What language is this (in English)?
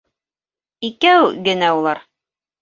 Bashkir